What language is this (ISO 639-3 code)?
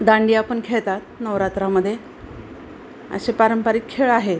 mar